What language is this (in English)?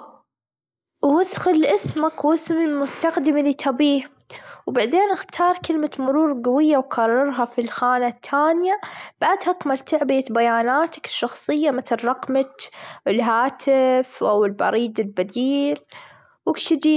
Gulf Arabic